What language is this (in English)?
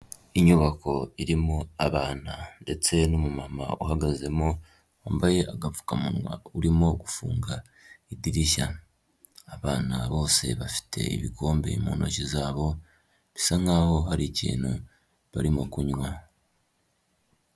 Kinyarwanda